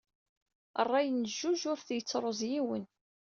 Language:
Kabyle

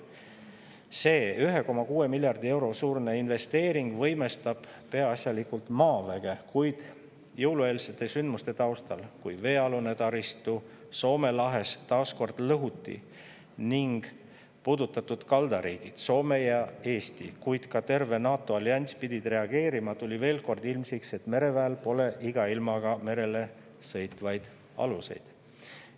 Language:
Estonian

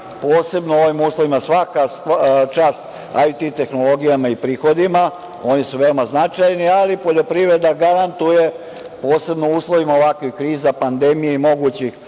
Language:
Serbian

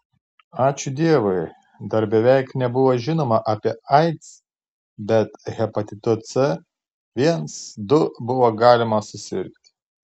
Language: Lithuanian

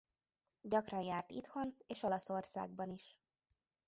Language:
Hungarian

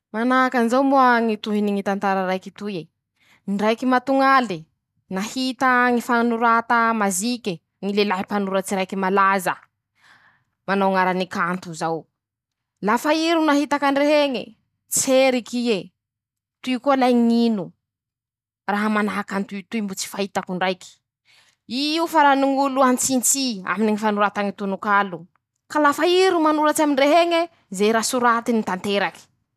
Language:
Masikoro Malagasy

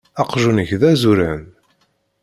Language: Kabyle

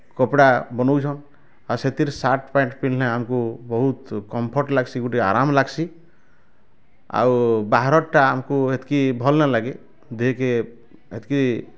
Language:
Odia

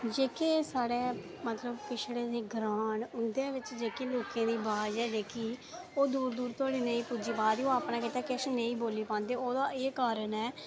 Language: Dogri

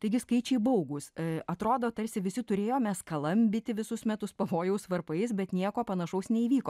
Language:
Lithuanian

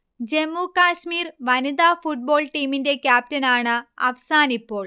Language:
Malayalam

